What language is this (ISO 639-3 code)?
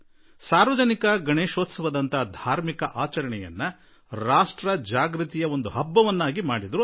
kan